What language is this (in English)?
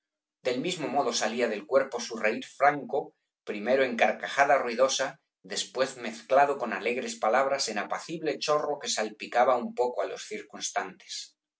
Spanish